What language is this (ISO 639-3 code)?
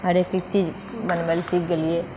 mai